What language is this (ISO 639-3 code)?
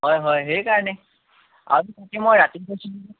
asm